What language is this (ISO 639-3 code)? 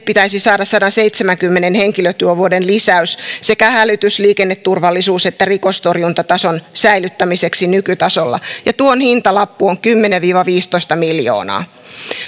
fin